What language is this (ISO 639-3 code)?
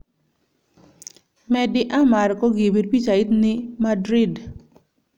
kln